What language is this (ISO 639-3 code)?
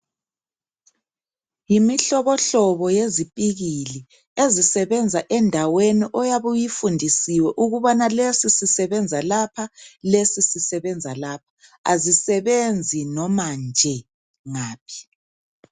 nde